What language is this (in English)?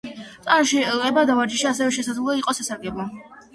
Georgian